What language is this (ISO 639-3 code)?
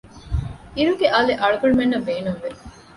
div